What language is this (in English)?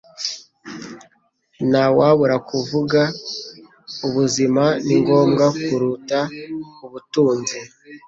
Kinyarwanda